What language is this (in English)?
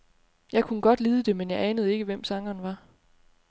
Danish